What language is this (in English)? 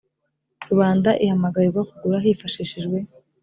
Kinyarwanda